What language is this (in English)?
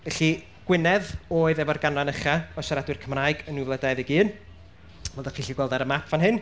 Welsh